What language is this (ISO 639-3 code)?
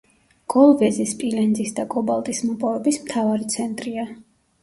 kat